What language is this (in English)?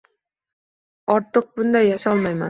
Uzbek